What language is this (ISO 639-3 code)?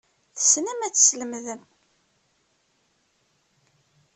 kab